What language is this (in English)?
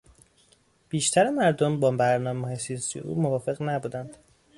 Persian